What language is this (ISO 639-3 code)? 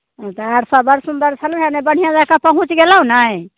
mai